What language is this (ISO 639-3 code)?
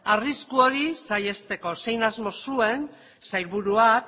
eus